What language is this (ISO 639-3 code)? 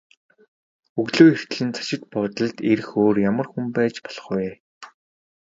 mon